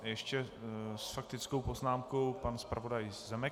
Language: Czech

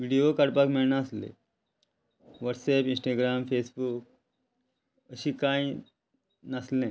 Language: Konkani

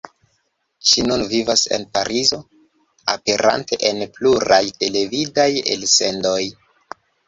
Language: Esperanto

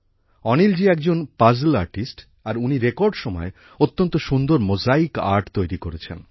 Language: Bangla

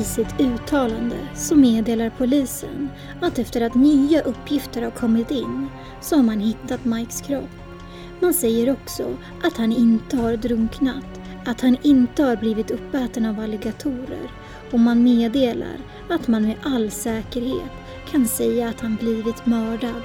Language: Swedish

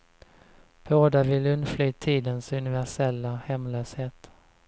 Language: Swedish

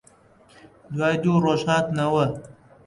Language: Central Kurdish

